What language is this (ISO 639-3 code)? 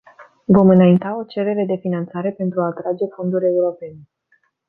ron